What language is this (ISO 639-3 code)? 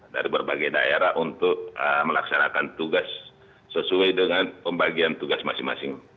ind